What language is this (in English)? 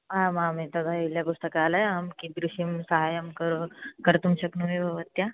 Sanskrit